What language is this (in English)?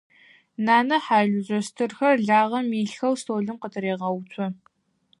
Adyghe